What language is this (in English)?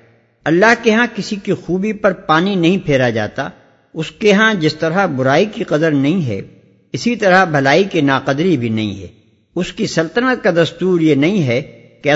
Urdu